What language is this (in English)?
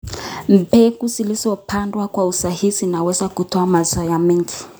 Kalenjin